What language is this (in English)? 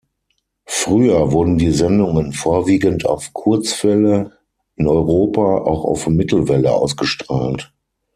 German